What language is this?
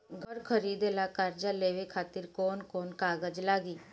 Bhojpuri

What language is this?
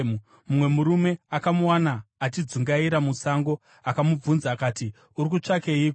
Shona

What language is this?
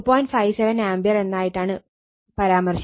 Malayalam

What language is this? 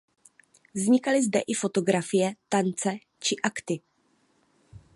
Czech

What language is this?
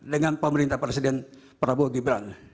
Indonesian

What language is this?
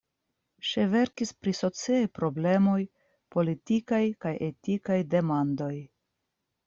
Esperanto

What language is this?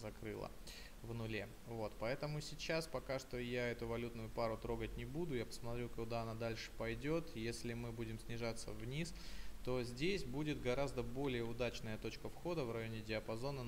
Russian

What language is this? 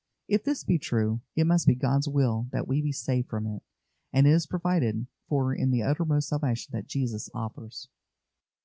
English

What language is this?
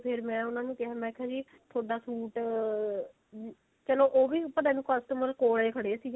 Punjabi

